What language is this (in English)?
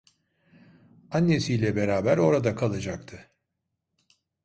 Turkish